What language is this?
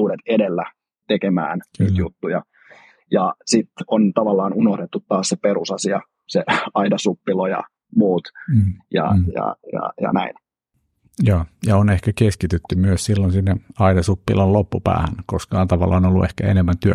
Finnish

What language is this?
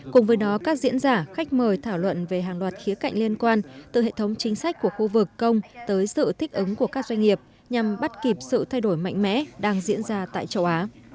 Vietnamese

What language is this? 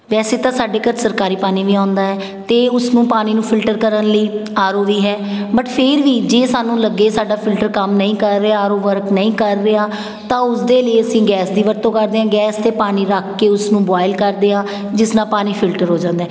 Punjabi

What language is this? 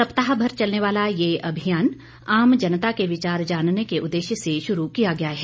Hindi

